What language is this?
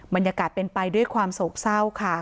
Thai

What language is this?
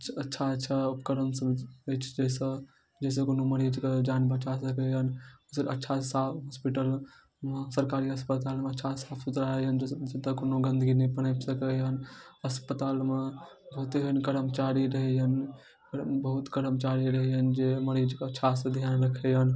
Maithili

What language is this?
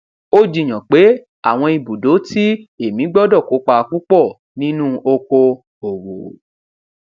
Yoruba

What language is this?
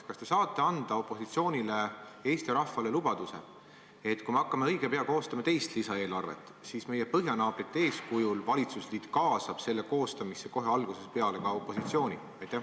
Estonian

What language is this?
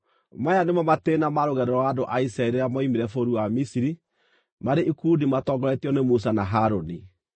Kikuyu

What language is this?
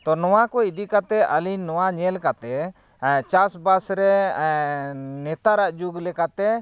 Santali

